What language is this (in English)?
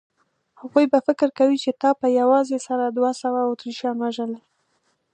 Pashto